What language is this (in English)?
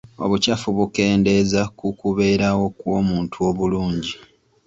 Ganda